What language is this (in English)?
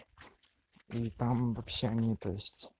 Russian